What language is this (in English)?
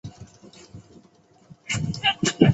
Chinese